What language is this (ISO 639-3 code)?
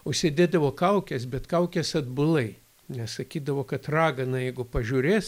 lit